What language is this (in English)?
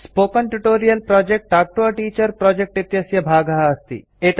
Sanskrit